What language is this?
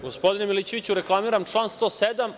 Serbian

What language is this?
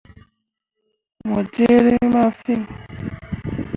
Mundang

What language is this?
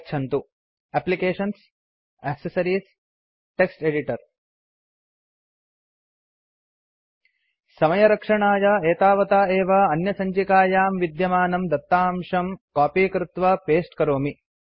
Sanskrit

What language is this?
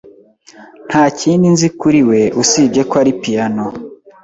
Kinyarwanda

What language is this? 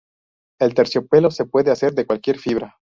Spanish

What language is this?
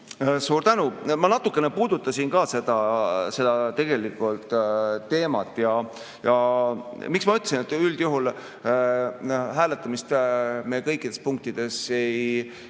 Estonian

